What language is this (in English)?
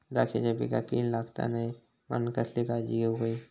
Marathi